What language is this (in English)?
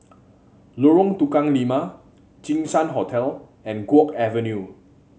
English